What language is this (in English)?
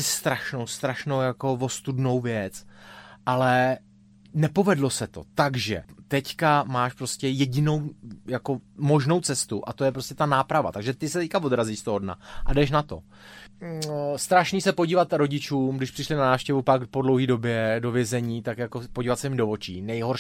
Czech